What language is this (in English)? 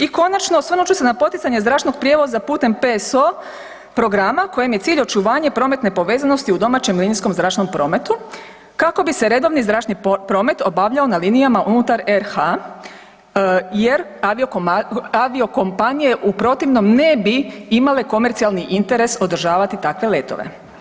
Croatian